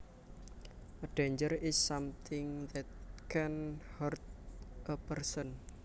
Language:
Javanese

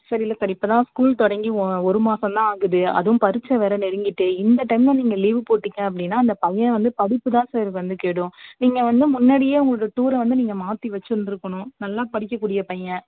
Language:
Tamil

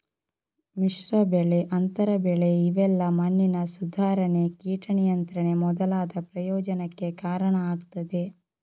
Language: Kannada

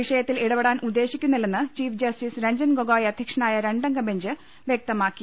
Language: Malayalam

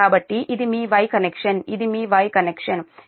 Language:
Telugu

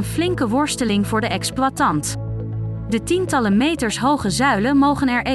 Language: Dutch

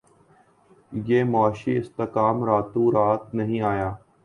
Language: Urdu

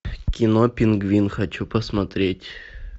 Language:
Russian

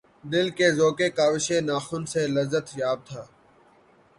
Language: Urdu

